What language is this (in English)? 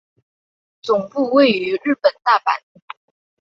Chinese